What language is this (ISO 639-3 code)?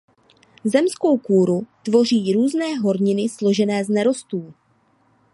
ces